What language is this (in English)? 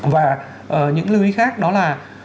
Vietnamese